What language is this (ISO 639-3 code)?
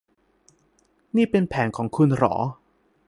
tha